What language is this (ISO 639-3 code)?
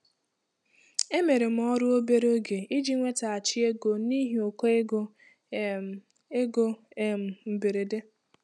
ibo